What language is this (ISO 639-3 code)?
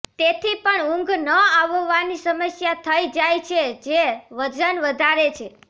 guj